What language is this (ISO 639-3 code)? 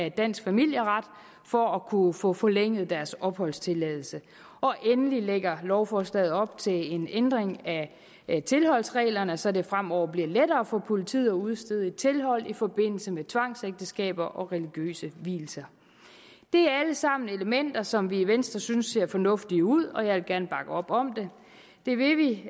dan